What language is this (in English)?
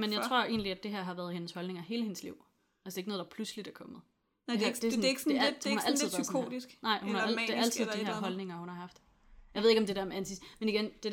Danish